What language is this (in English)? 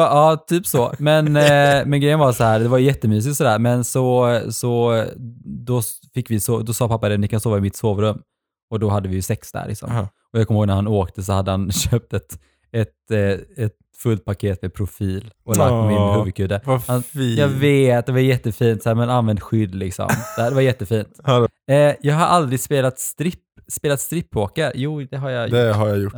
Swedish